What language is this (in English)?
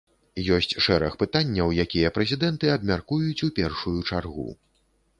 Belarusian